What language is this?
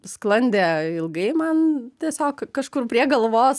Lithuanian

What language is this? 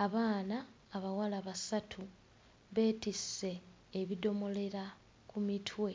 Ganda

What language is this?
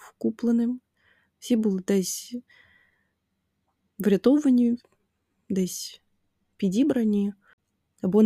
Ukrainian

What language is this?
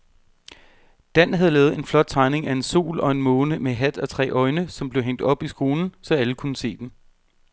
Danish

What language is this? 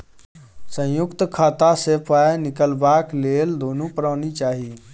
Maithili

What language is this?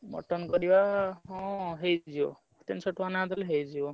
Odia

